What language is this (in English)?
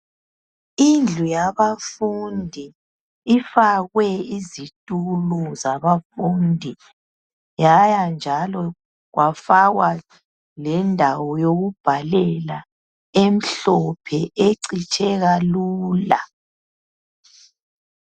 North Ndebele